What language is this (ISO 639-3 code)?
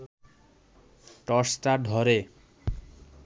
ben